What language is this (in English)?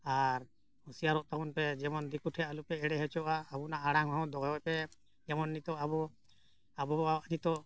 Santali